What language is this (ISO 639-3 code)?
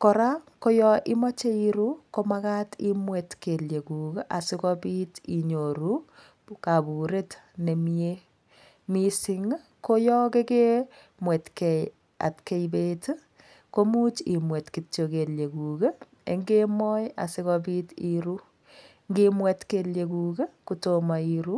kln